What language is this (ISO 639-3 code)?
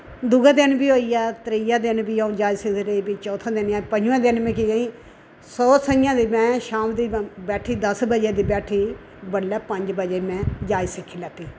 doi